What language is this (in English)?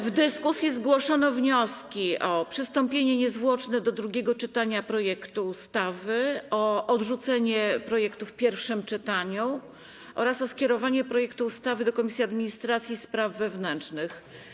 Polish